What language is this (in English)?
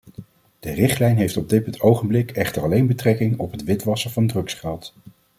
Dutch